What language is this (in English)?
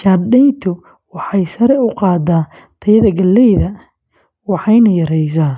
Somali